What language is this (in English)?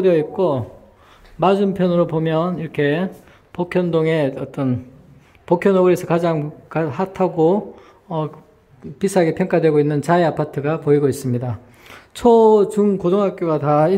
Korean